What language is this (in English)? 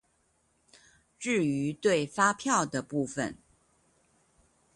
Chinese